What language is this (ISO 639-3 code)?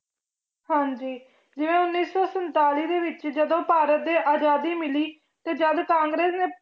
pan